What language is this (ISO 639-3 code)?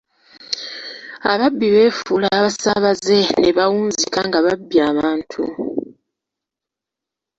lug